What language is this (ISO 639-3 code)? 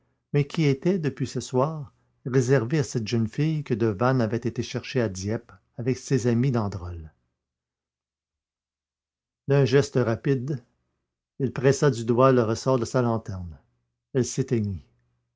fra